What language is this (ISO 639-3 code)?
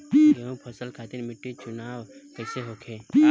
bho